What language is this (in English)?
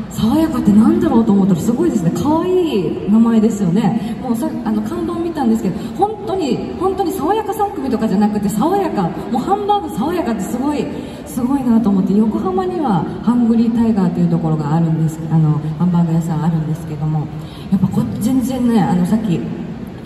Japanese